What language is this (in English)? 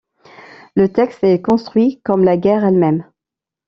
French